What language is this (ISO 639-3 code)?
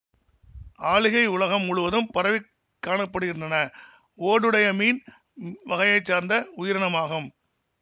tam